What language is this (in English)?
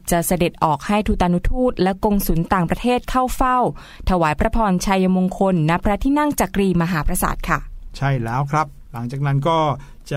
Thai